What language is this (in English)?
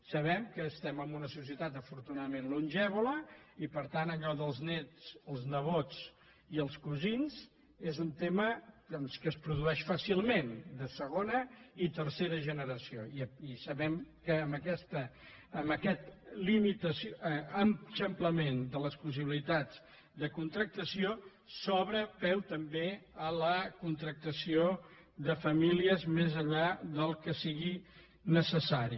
Catalan